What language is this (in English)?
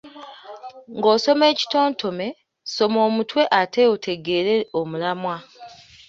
Ganda